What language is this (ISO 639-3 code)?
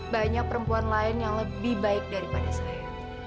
ind